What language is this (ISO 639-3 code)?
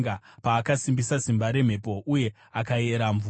sna